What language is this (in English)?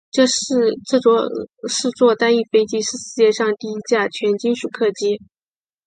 Chinese